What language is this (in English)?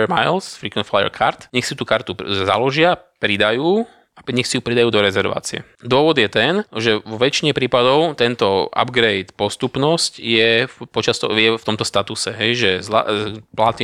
Slovak